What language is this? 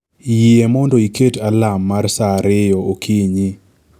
Luo (Kenya and Tanzania)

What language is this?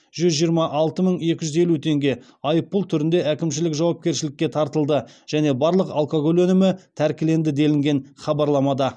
Kazakh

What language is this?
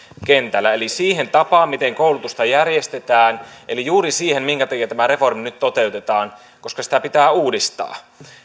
Finnish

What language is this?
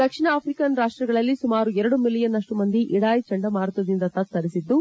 Kannada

